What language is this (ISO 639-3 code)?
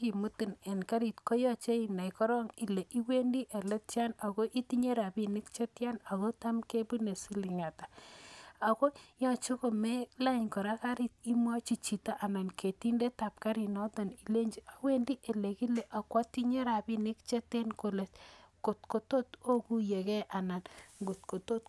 kln